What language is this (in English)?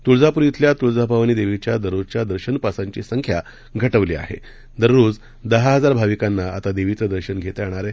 Marathi